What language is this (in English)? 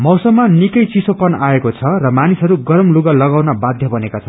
Nepali